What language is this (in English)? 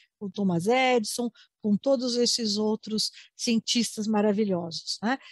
Portuguese